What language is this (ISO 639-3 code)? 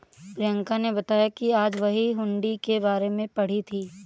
hin